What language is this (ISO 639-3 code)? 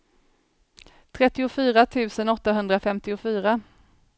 swe